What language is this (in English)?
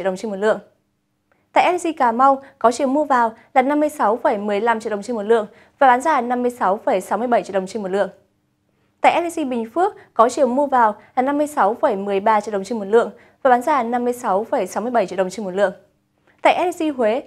Vietnamese